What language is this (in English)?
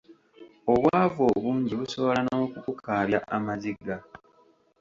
Ganda